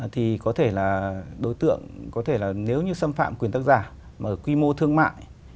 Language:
Vietnamese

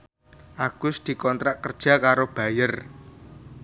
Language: Javanese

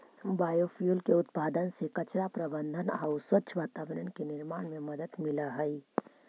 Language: Magahi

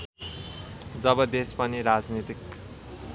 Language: Nepali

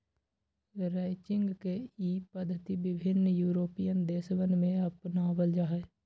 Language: Magahi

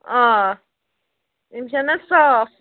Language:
Kashmiri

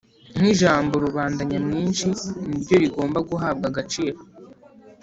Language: Kinyarwanda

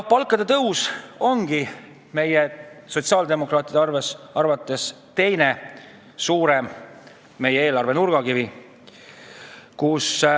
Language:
Estonian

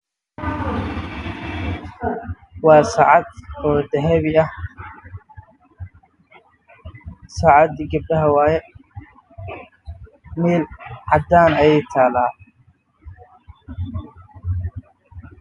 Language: Somali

